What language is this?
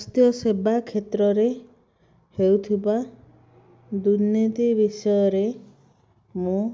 Odia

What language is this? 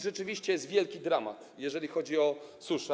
Polish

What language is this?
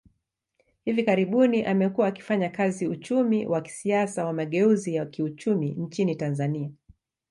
Swahili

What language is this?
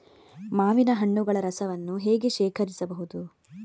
Kannada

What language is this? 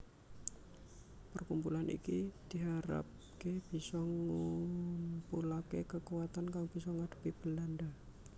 Javanese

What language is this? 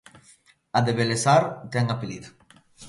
Galician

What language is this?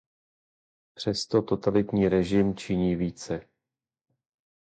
Czech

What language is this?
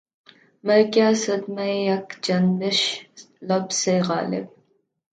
Urdu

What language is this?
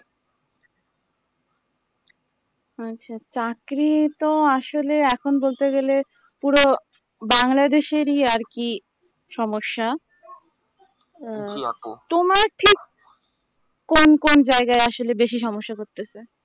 Bangla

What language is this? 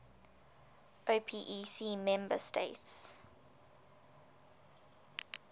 English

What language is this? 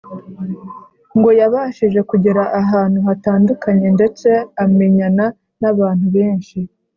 Kinyarwanda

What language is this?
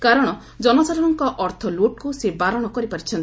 Odia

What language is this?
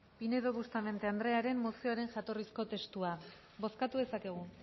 Basque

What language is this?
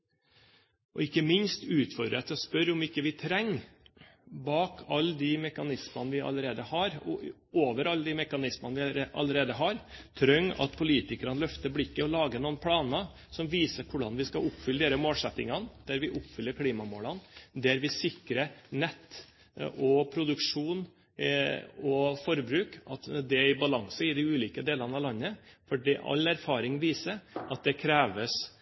Norwegian Bokmål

